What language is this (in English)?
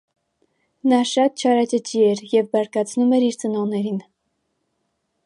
Armenian